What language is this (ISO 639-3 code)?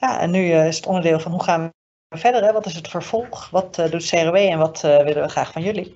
nld